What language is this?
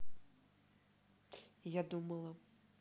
Russian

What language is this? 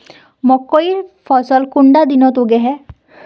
Magahi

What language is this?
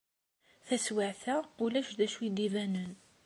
Kabyle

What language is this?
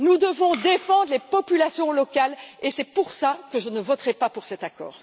French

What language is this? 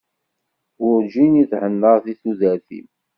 Kabyle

